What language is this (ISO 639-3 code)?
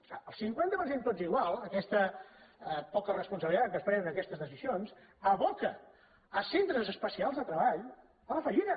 cat